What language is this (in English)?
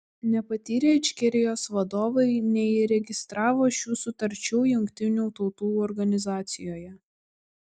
Lithuanian